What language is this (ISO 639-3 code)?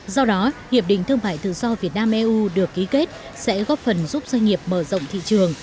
vie